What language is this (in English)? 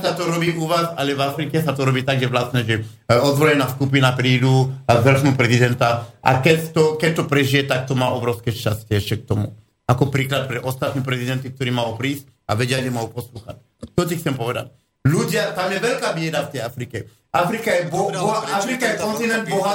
Slovak